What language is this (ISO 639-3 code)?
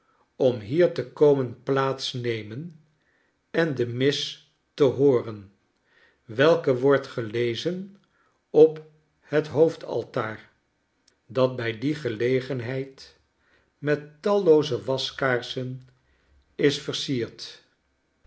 nld